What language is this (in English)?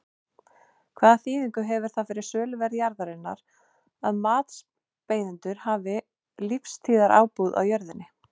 Icelandic